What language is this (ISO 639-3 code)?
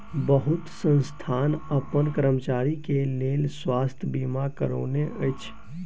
mai